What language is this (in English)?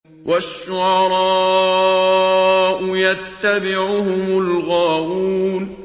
Arabic